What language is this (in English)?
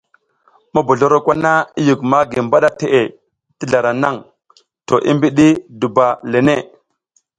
South Giziga